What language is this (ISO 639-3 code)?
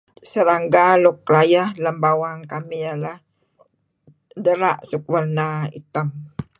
kzi